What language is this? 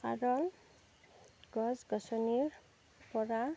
Assamese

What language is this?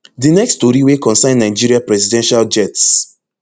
Nigerian Pidgin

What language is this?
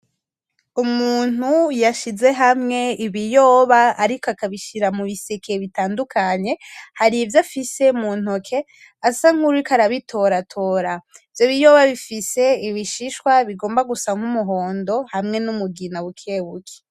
Rundi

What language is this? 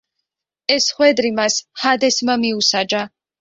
Georgian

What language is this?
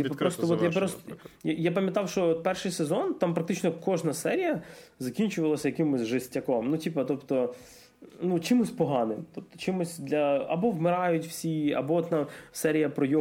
Ukrainian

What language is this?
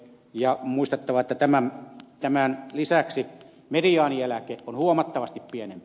Finnish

